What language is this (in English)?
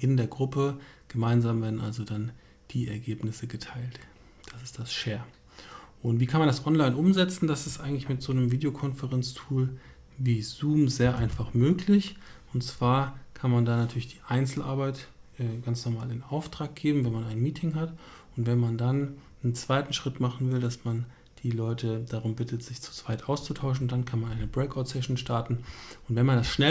German